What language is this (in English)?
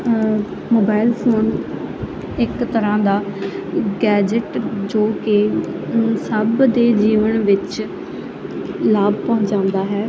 Punjabi